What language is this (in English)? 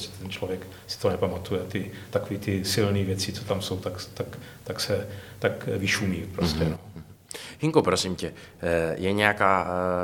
Czech